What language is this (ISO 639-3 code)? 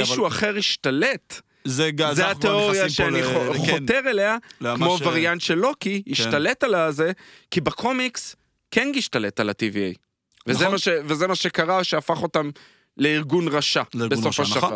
heb